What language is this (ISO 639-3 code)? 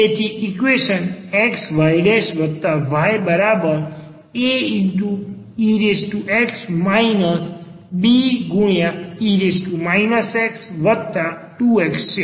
guj